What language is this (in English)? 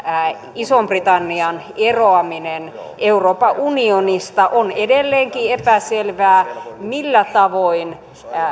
Finnish